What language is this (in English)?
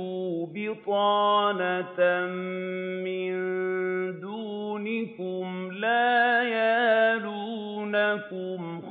Arabic